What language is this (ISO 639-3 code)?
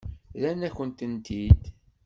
kab